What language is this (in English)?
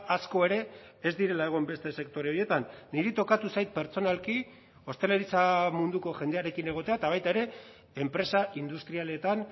Basque